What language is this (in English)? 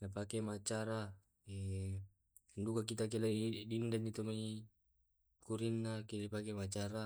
Tae'